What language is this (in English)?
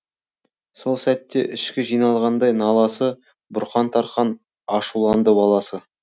Kazakh